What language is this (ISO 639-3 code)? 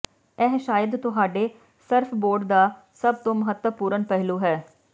pan